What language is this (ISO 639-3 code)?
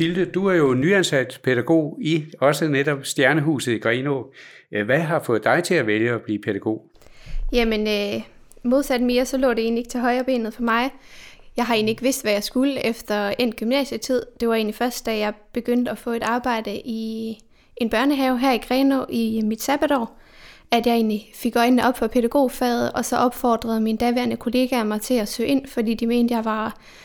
dan